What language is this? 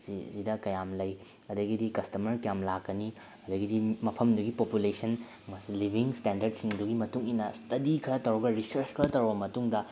Manipuri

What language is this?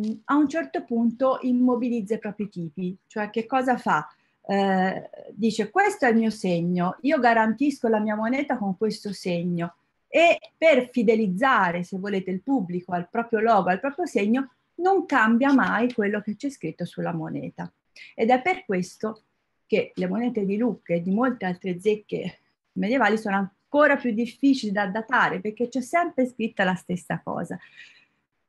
Italian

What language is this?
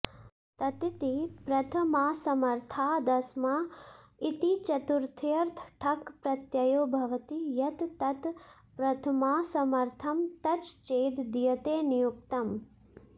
Sanskrit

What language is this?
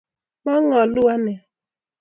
Kalenjin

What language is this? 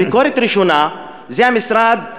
Hebrew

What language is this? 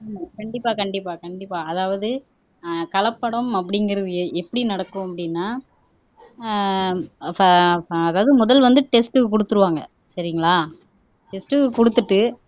Tamil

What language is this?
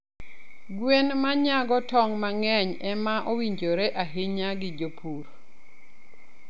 Luo (Kenya and Tanzania)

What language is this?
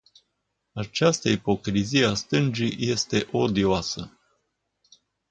Romanian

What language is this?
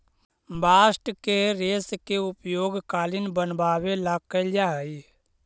Magahi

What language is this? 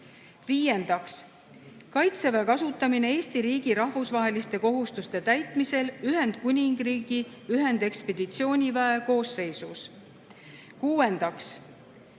Estonian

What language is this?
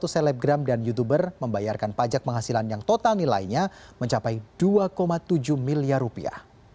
Indonesian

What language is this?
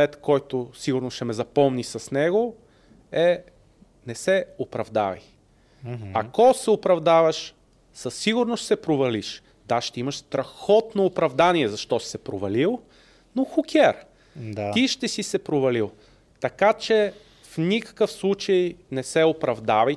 Bulgarian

